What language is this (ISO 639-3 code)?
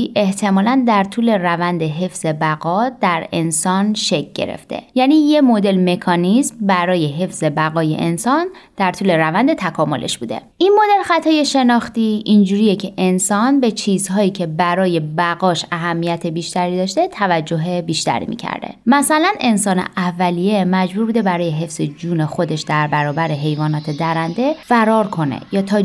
fas